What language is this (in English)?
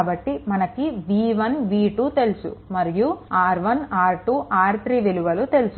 Telugu